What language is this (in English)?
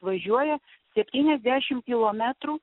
Lithuanian